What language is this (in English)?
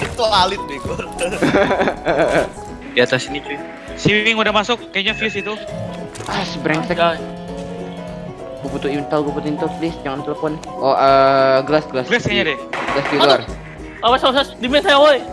Indonesian